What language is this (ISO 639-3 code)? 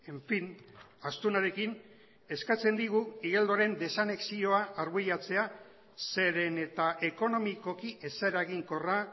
eus